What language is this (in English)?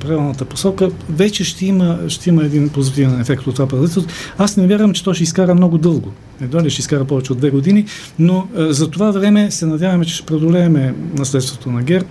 Bulgarian